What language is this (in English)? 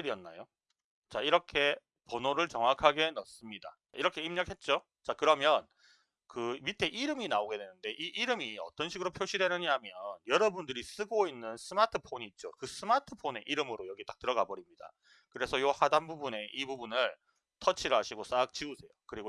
Korean